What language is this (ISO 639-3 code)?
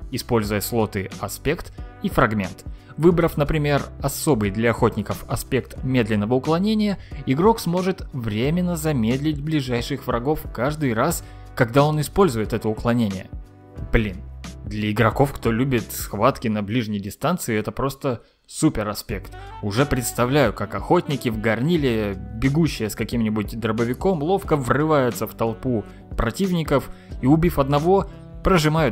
rus